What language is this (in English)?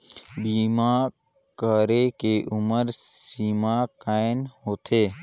Chhattisgarhi